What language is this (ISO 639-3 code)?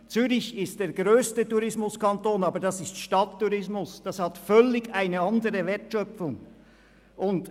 gsw